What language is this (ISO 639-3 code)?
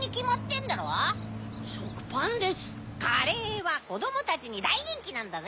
jpn